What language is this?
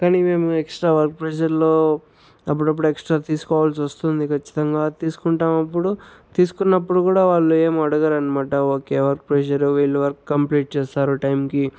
Telugu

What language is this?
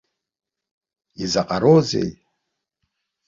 Abkhazian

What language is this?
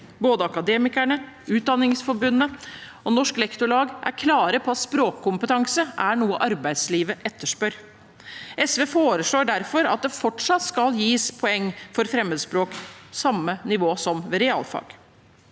Norwegian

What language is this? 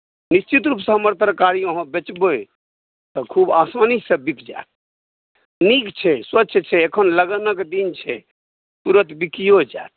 Maithili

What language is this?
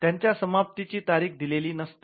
Marathi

